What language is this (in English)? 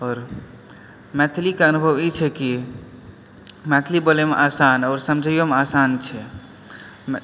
Maithili